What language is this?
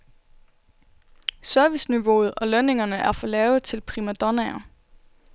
Danish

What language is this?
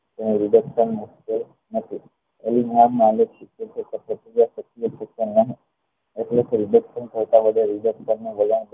Gujarati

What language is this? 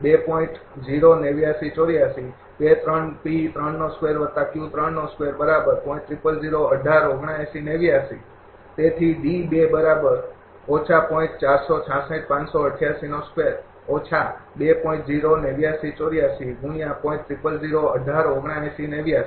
Gujarati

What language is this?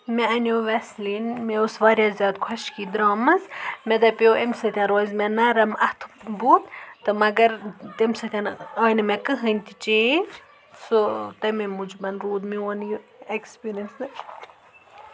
Kashmiri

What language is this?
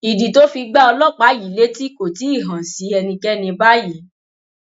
Yoruba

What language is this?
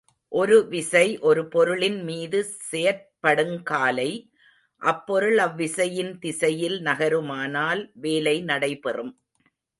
Tamil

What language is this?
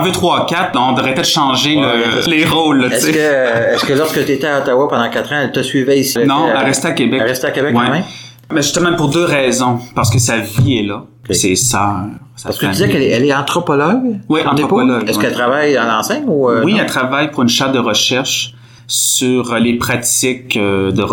French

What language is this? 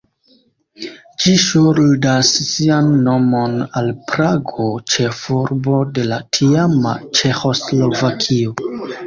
Esperanto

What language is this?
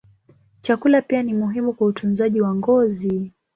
Swahili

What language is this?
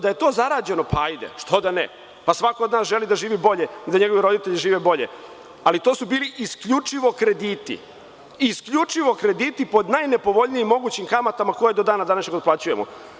Serbian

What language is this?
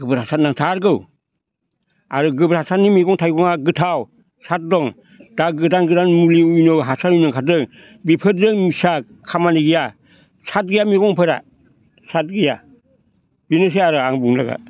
Bodo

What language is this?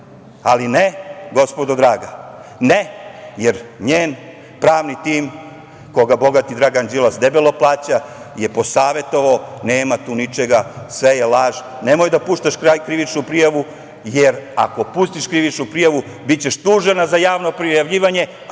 Serbian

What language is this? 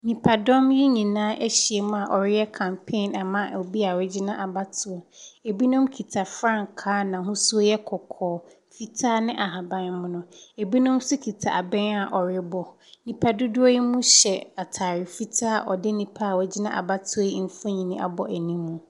Akan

